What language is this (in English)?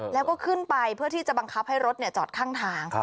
Thai